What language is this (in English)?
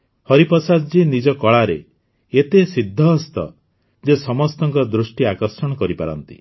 Odia